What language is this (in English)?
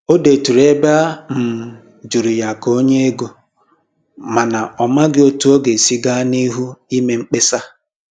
Igbo